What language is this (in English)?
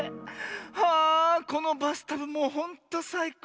Japanese